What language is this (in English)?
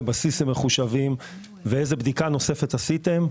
Hebrew